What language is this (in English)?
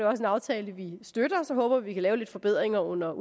Danish